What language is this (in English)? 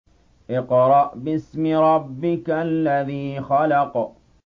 Arabic